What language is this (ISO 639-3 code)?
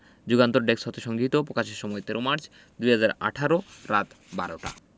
ben